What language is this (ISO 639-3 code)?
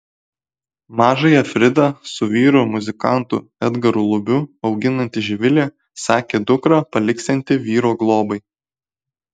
lit